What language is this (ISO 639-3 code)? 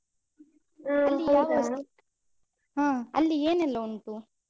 kan